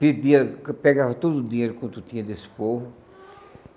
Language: Portuguese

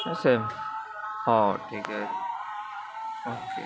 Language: Odia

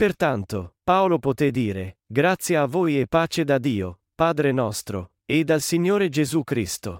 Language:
Italian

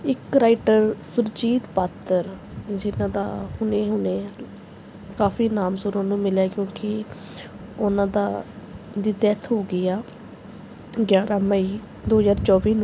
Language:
Punjabi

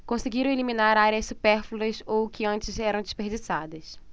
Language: Portuguese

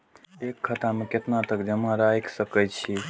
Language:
Maithili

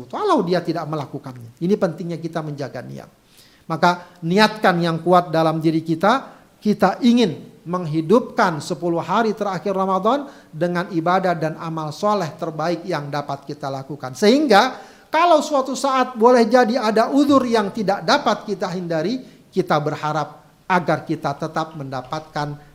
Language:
Indonesian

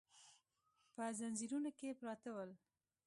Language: Pashto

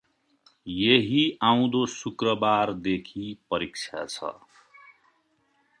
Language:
Nepali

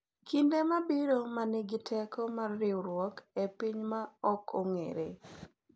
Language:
Luo (Kenya and Tanzania)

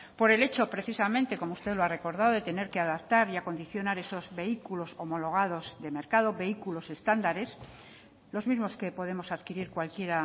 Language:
Spanish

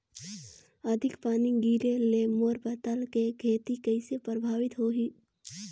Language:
Chhattisgarhi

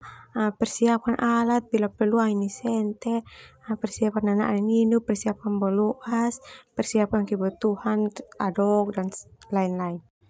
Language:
Termanu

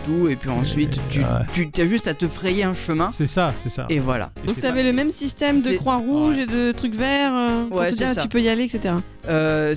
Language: French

